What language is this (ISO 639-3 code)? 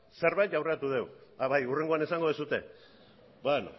eus